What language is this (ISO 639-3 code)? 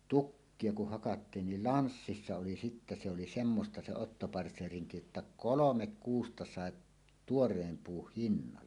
fin